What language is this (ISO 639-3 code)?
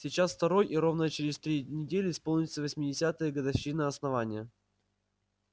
rus